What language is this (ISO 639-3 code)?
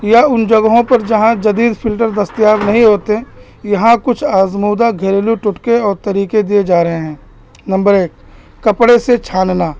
urd